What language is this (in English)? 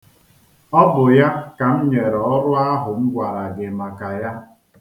Igbo